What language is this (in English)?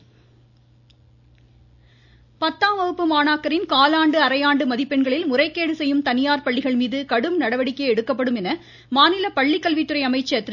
Tamil